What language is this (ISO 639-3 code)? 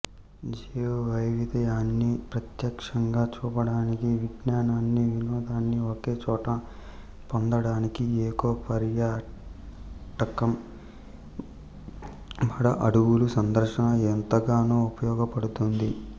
tel